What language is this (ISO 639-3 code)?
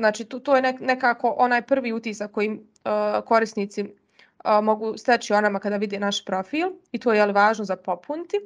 hrv